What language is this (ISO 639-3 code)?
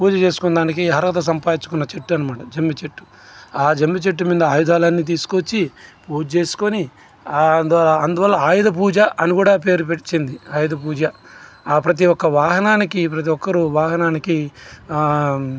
tel